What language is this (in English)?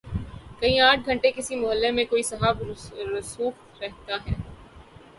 Urdu